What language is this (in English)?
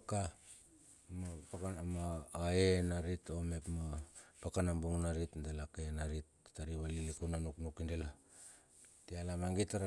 Bilur